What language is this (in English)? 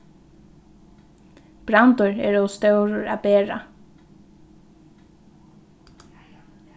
Faroese